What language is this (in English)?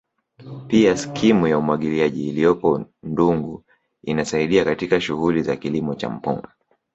Swahili